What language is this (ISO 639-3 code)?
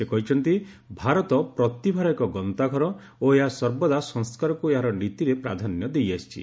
ori